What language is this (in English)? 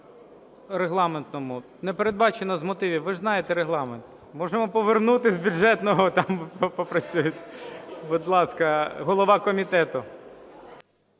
Ukrainian